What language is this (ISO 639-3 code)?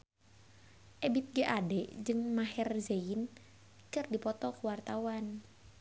sun